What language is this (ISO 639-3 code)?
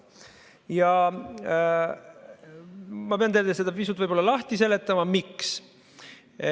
est